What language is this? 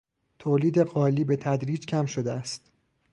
Persian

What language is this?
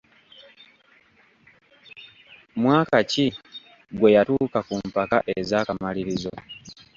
Ganda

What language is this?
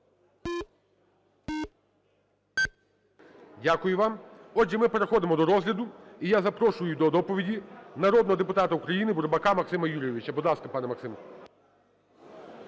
Ukrainian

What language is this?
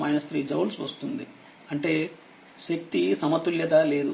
Telugu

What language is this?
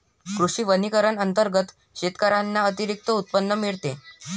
Marathi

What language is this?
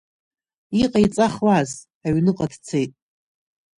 Abkhazian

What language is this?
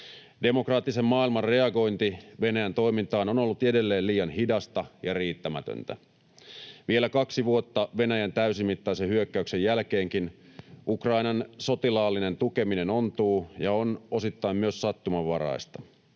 Finnish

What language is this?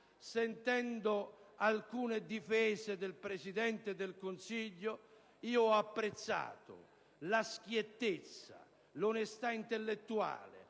Italian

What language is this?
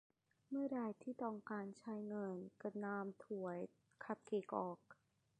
Thai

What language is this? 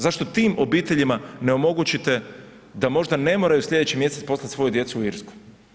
Croatian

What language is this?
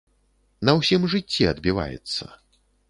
Belarusian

